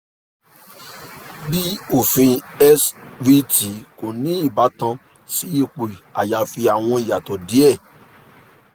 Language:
Yoruba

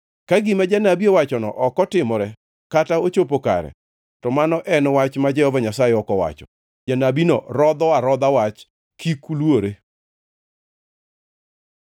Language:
Luo (Kenya and Tanzania)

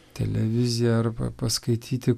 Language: Lithuanian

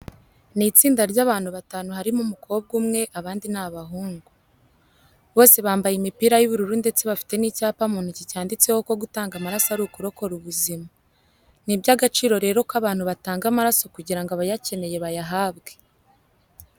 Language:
Kinyarwanda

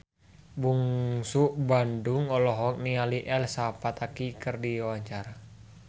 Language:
Sundanese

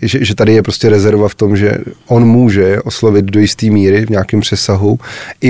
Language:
Czech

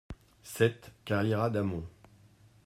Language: French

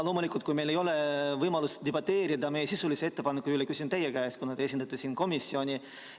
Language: Estonian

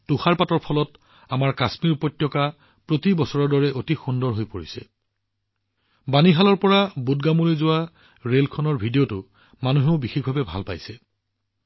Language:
Assamese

